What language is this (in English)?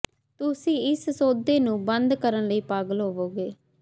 Punjabi